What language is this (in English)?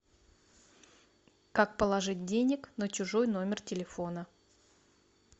Russian